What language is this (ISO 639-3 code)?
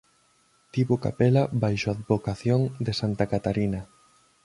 glg